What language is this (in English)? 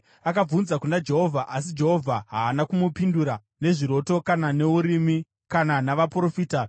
Shona